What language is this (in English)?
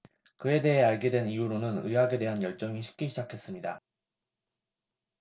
Korean